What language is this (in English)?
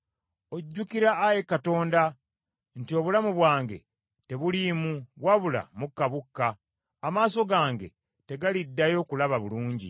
Ganda